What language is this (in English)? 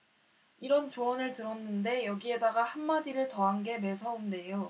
Korean